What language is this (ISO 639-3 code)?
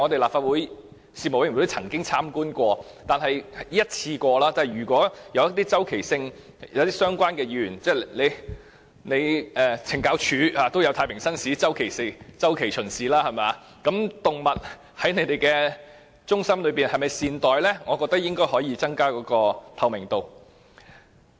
yue